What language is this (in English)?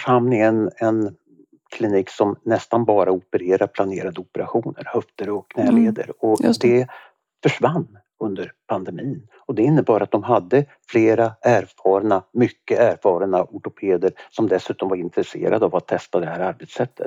Swedish